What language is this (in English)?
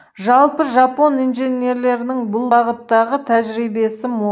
Kazakh